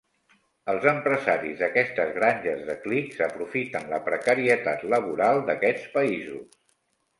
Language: Catalan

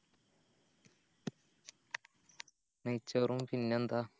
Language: Malayalam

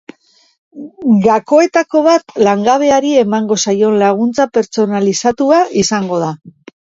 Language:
Basque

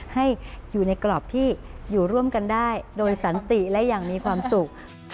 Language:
Thai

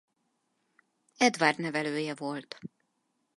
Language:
Hungarian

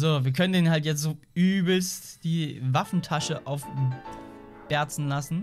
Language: German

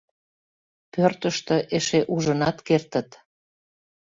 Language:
Mari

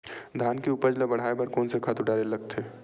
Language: Chhattisgarhi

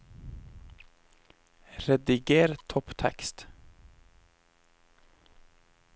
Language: Norwegian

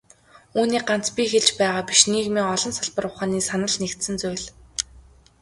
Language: Mongolian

